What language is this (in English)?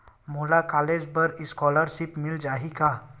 Chhattisgarhi